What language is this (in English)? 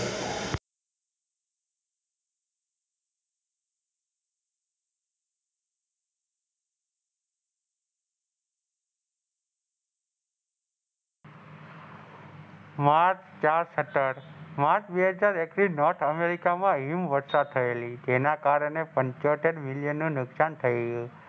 Gujarati